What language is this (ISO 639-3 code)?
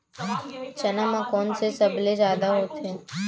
hne